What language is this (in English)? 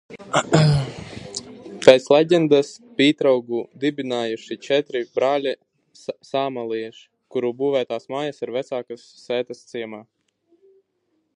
Latvian